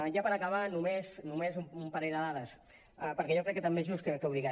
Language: Catalan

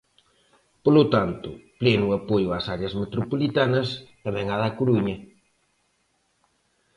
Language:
Galician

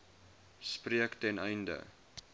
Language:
Afrikaans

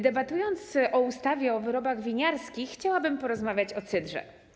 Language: Polish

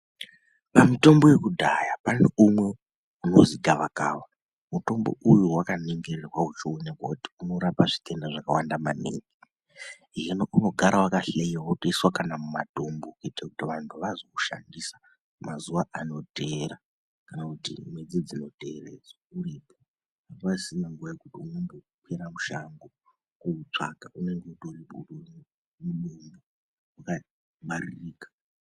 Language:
Ndau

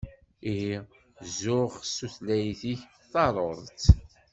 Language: Kabyle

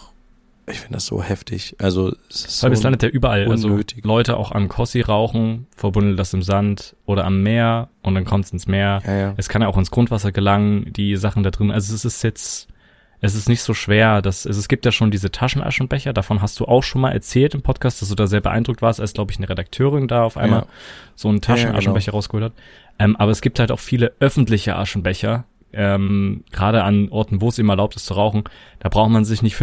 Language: German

